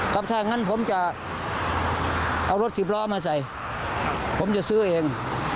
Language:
Thai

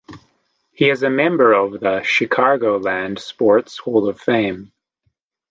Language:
English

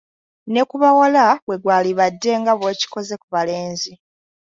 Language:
Ganda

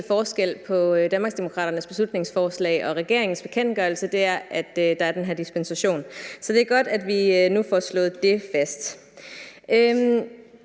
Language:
Danish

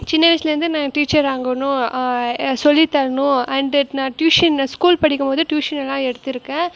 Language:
Tamil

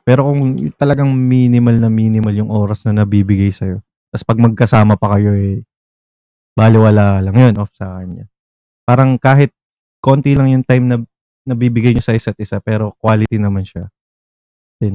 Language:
Filipino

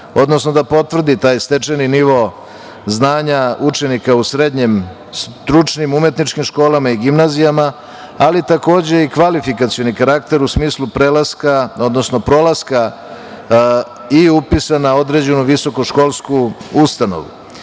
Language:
Serbian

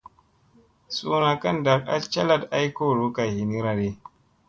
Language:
Musey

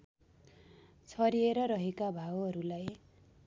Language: Nepali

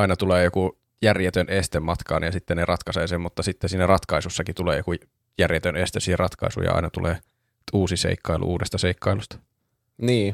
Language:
Finnish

